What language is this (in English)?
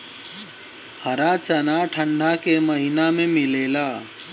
Bhojpuri